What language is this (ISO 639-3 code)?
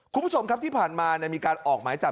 tha